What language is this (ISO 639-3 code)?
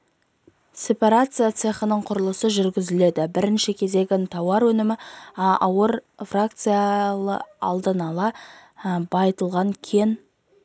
kaz